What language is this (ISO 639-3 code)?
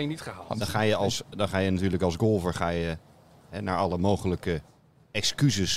nld